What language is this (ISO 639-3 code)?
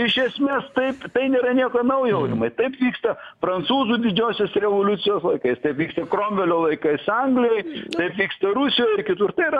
lit